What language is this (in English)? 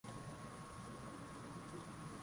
Swahili